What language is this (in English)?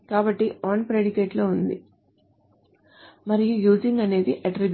Telugu